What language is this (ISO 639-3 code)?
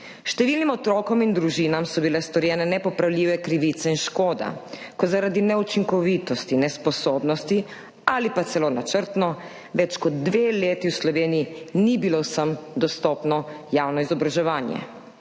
slv